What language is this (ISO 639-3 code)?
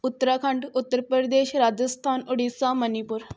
pan